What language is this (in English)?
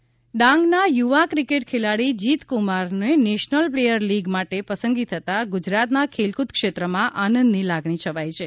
Gujarati